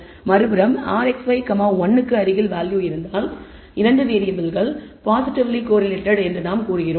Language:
Tamil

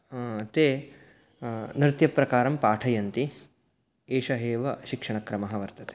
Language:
Sanskrit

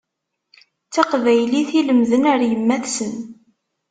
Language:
Kabyle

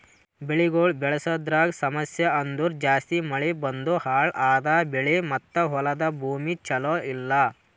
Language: Kannada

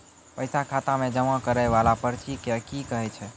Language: Maithili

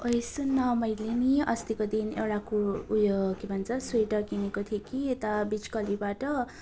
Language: Nepali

